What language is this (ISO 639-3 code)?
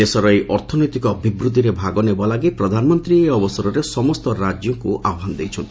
ori